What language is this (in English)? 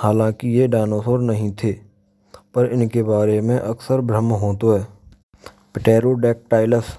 Braj